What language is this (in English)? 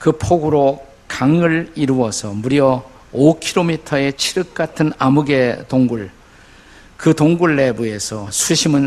Korean